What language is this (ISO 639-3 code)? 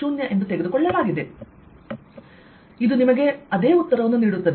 kan